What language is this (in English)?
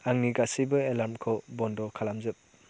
Bodo